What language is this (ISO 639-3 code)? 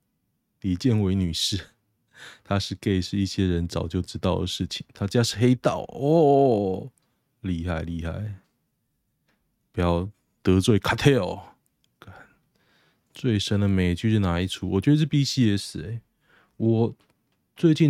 zho